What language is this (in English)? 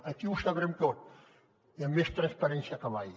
Catalan